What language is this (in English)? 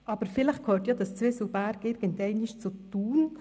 Swiss German